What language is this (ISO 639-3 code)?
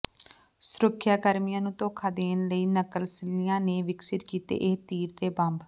pan